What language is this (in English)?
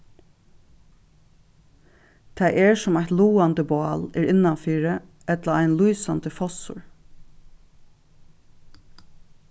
Faroese